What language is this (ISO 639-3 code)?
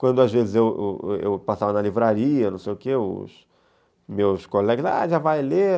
por